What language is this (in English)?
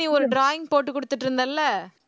Tamil